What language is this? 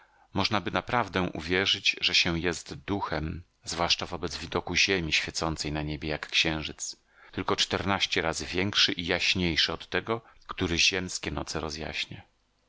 Polish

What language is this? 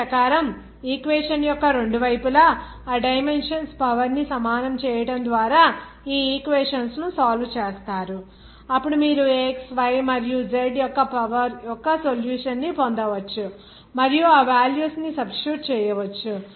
Telugu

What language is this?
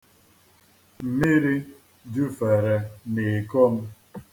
Igbo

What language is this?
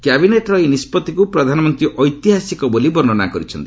Odia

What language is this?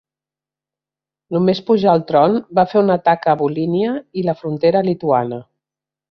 Catalan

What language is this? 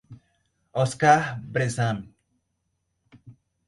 Portuguese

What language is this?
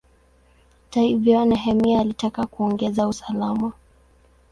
Swahili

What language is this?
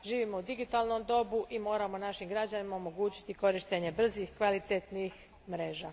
Croatian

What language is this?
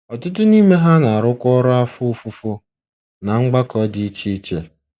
Igbo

